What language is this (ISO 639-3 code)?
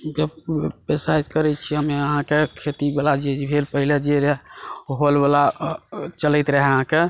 mai